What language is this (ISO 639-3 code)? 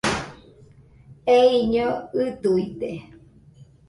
hux